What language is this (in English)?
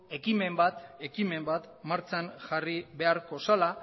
Basque